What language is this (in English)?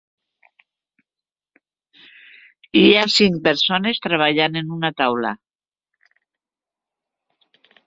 Catalan